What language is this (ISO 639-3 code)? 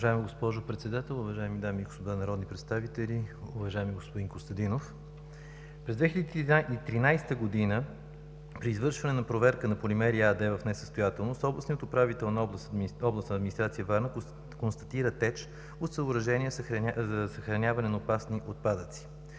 bul